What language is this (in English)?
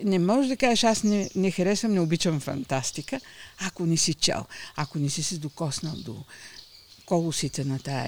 Bulgarian